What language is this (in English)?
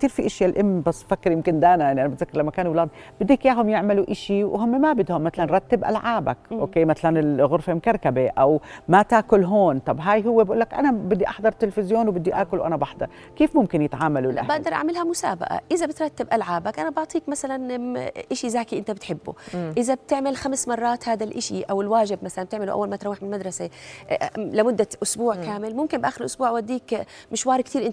Arabic